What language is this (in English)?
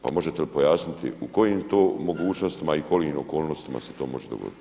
Croatian